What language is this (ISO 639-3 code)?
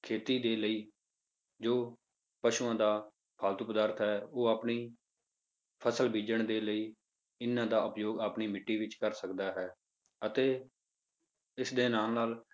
pan